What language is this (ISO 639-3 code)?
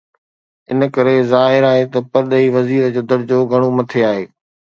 snd